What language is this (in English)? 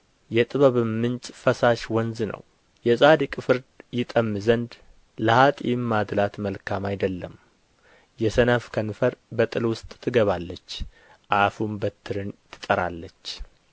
Amharic